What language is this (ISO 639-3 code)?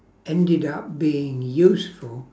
eng